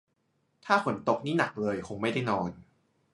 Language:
Thai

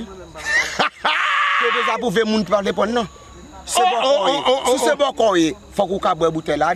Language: French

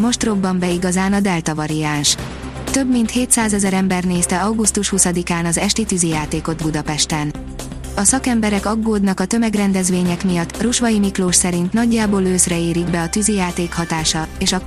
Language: Hungarian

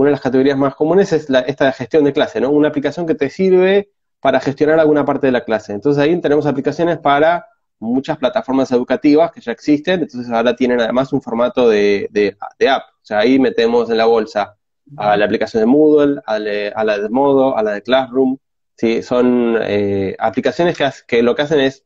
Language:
Spanish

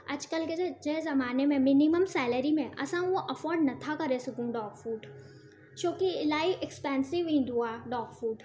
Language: Sindhi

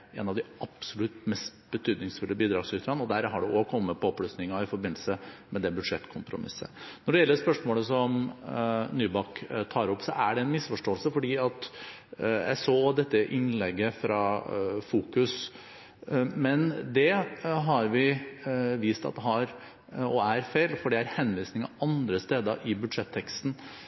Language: Norwegian Bokmål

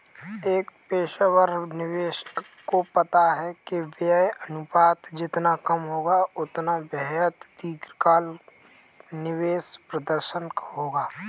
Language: Hindi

